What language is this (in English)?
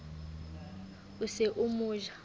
Southern Sotho